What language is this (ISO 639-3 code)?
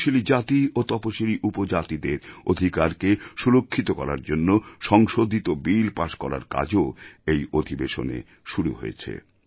ben